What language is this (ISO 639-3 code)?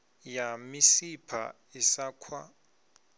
ven